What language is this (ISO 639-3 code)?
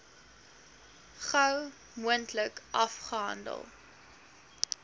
afr